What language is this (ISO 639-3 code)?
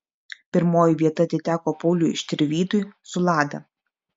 lit